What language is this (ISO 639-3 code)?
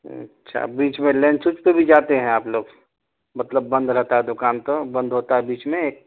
urd